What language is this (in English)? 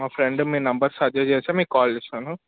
Telugu